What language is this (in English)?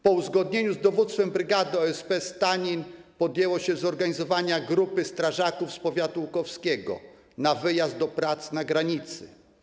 Polish